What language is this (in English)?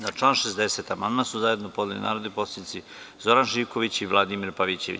Serbian